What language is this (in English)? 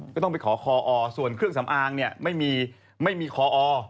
Thai